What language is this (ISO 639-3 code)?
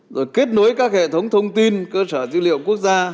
vie